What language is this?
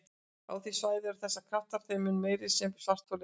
Icelandic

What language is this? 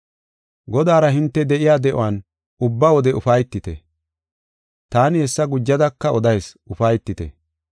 Gofa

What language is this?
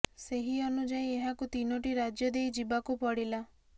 Odia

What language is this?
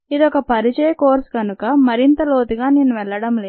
Telugu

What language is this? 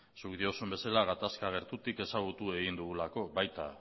Basque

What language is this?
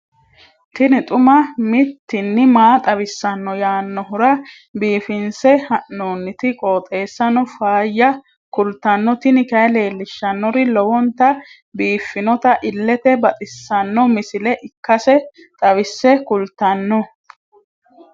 Sidamo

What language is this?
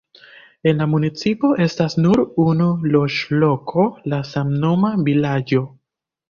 Esperanto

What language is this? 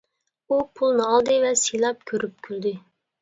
Uyghur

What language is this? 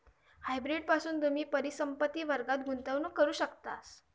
Marathi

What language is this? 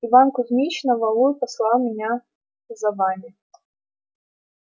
Russian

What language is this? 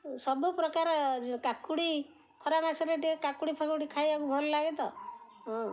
Odia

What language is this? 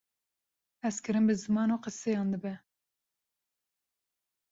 Kurdish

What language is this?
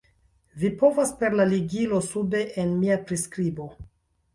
Esperanto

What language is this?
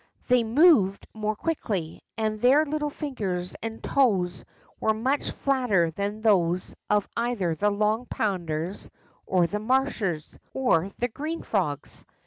English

